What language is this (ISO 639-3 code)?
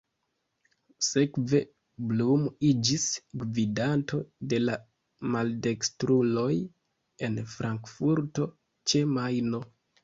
epo